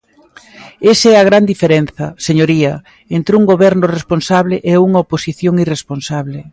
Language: Galician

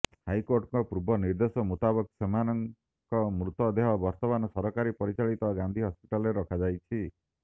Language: Odia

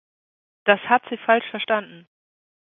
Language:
German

